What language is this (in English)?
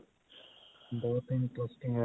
Punjabi